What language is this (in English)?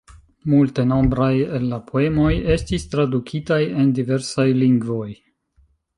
Esperanto